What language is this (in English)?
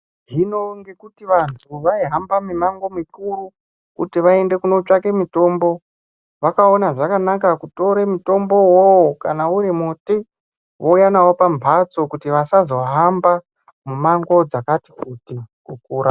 Ndau